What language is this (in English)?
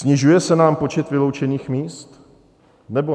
Czech